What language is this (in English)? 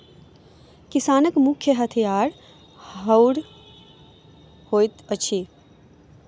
Maithili